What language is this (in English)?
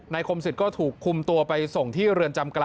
Thai